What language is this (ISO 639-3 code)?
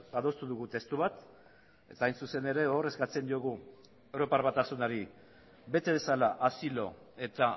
eus